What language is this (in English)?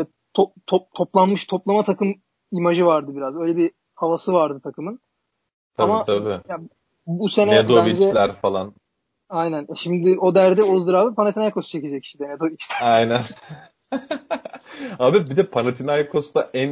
Turkish